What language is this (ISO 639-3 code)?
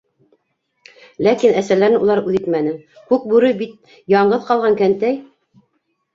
bak